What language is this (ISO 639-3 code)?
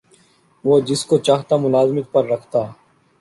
urd